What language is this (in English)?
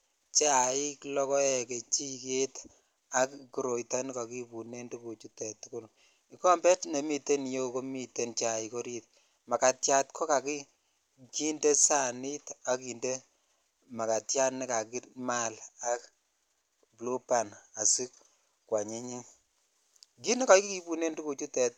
Kalenjin